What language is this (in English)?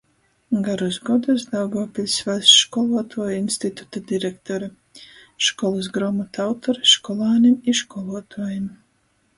Latgalian